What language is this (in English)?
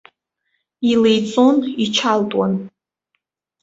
Abkhazian